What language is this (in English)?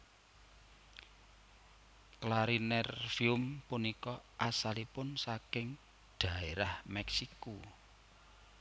Javanese